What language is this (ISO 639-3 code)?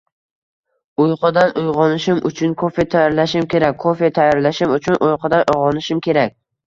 uzb